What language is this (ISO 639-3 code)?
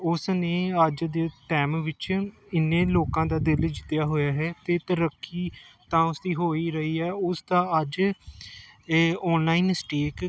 pan